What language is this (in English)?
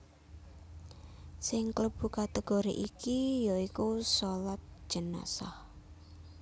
Javanese